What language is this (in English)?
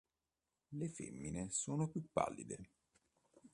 Italian